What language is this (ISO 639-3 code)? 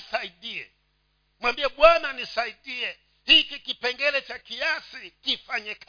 swa